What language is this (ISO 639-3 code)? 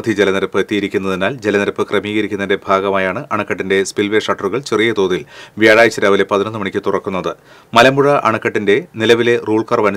mal